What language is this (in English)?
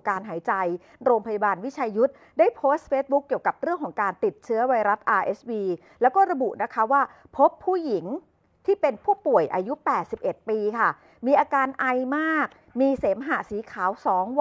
Thai